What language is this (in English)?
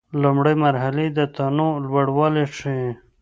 Pashto